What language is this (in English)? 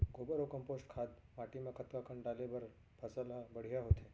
Chhattisgarhi